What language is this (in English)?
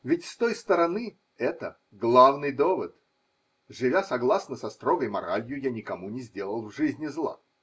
Russian